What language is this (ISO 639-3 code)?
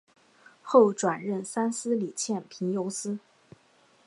zho